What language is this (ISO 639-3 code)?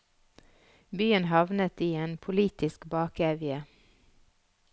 nor